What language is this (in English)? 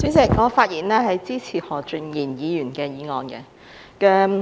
Cantonese